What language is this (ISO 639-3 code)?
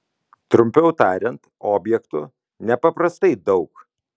lit